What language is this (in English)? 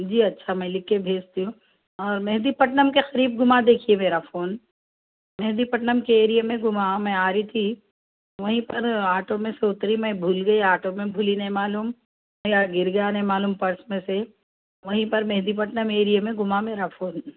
Urdu